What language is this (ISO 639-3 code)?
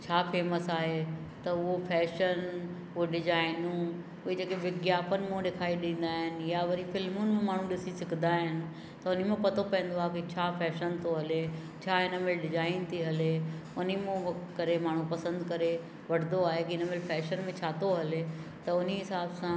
snd